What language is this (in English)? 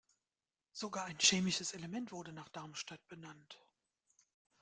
German